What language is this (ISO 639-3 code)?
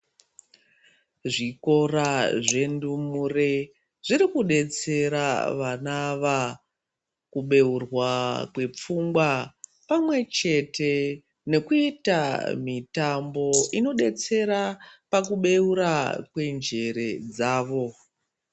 ndc